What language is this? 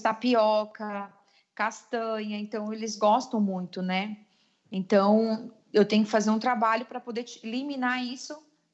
Portuguese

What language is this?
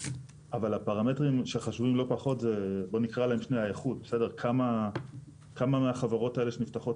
Hebrew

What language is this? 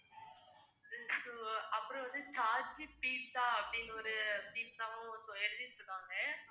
Tamil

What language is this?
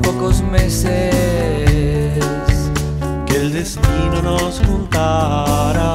Spanish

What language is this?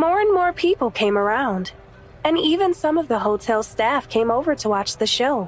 English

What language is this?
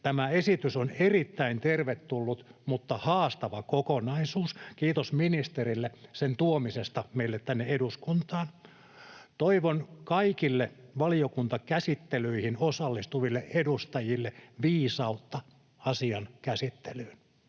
Finnish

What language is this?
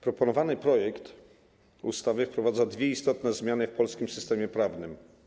Polish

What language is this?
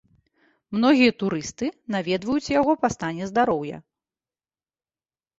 Belarusian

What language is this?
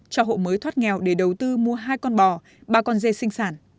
Vietnamese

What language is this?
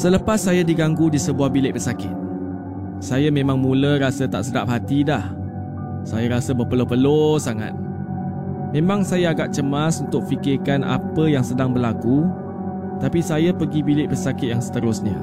Malay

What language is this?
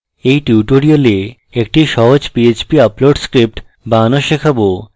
Bangla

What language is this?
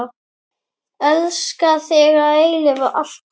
Icelandic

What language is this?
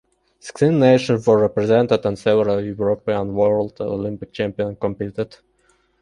English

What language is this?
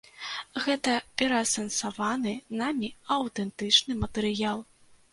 Belarusian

